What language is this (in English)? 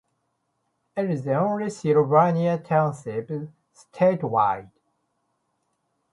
English